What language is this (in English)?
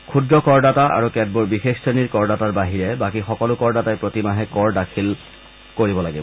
Assamese